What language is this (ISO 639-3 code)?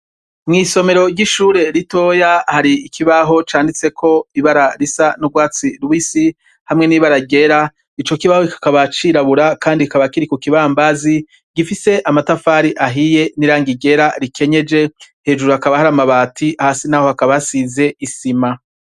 run